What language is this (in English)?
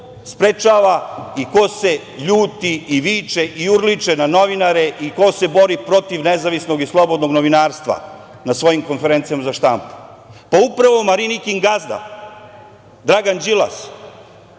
Serbian